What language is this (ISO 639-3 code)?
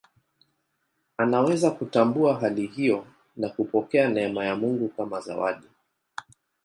swa